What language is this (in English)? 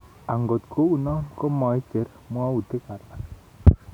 Kalenjin